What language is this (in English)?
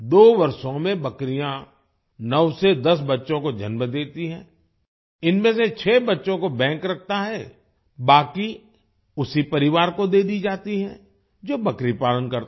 Hindi